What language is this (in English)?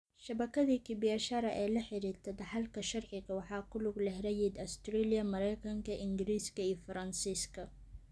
Somali